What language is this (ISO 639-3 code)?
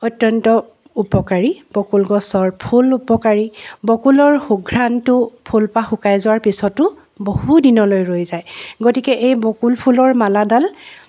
asm